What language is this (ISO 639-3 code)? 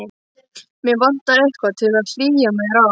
isl